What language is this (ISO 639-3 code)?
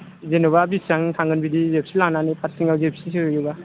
brx